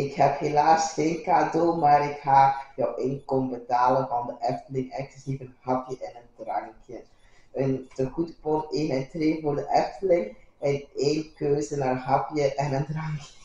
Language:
Dutch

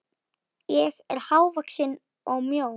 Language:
Icelandic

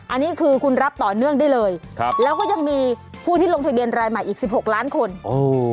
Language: Thai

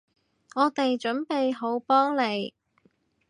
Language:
Cantonese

